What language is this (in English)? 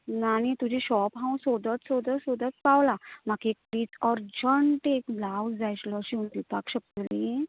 Konkani